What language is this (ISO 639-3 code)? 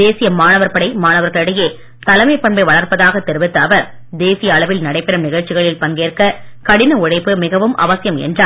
tam